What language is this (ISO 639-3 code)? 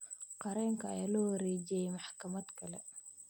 som